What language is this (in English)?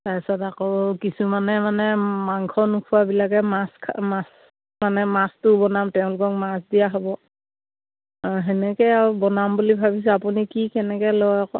Assamese